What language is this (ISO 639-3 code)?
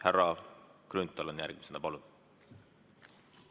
est